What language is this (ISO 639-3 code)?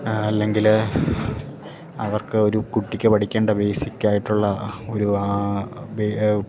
mal